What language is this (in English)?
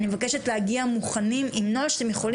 Hebrew